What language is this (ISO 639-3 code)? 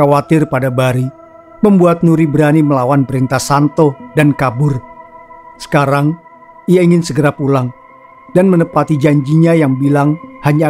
ind